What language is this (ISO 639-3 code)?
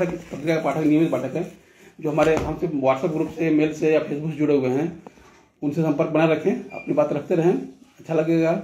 hin